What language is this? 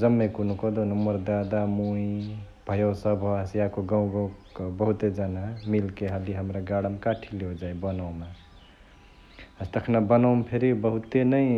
Chitwania Tharu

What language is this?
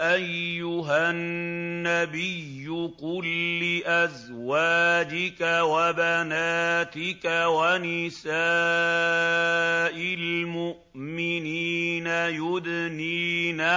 Arabic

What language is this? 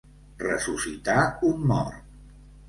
Catalan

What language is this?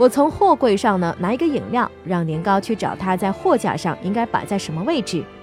Chinese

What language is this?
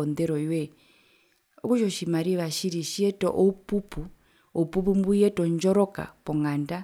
Herero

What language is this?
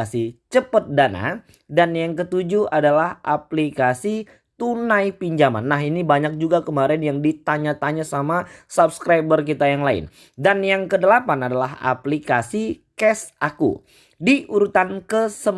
Indonesian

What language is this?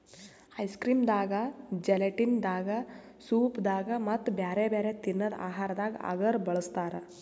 Kannada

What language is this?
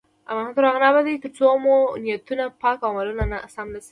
Pashto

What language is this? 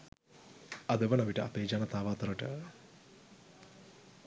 Sinhala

